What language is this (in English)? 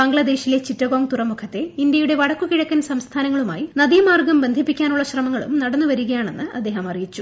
Malayalam